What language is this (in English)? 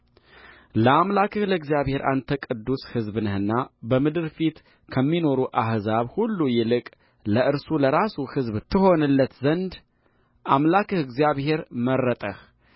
Amharic